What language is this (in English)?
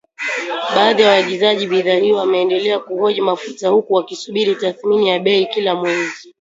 Swahili